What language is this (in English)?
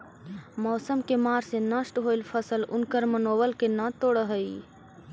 Magahi